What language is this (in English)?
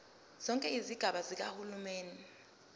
Zulu